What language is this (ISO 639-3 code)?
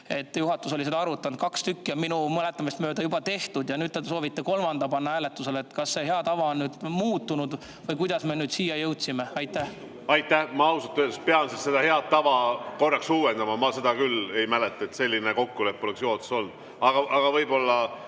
est